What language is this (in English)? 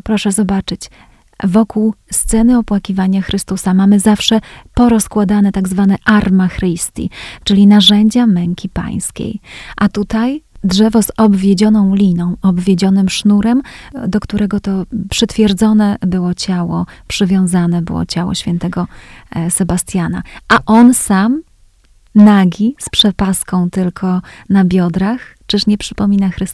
Polish